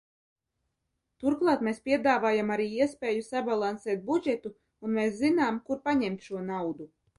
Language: Latvian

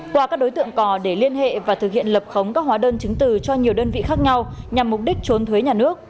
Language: Vietnamese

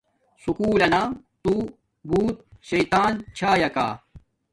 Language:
Domaaki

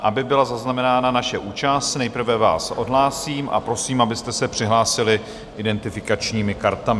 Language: Czech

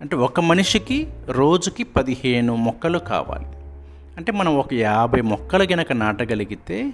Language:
Telugu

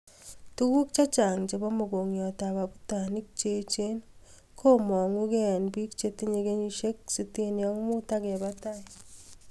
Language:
Kalenjin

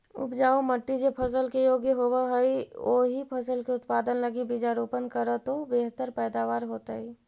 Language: Magahi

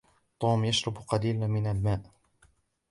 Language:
Arabic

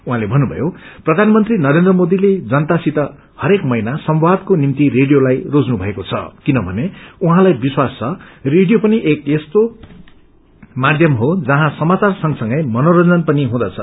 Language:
Nepali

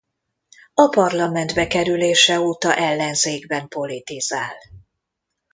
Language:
Hungarian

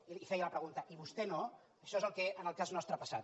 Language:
Catalan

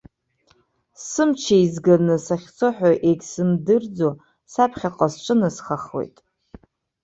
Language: Abkhazian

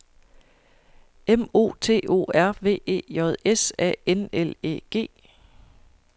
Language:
Danish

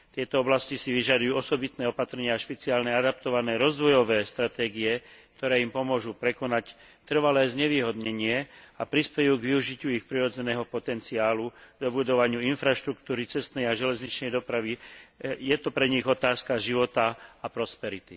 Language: Slovak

